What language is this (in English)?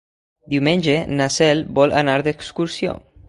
Catalan